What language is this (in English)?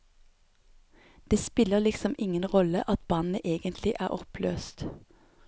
Norwegian